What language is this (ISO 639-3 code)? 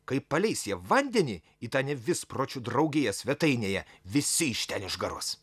lit